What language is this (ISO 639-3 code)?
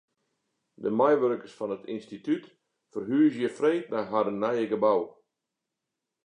fry